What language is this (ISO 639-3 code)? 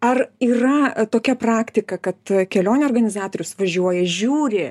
lit